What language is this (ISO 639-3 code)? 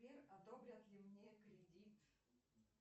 rus